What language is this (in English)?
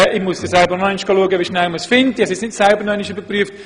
Swiss German